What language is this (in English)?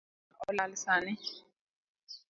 Luo (Kenya and Tanzania)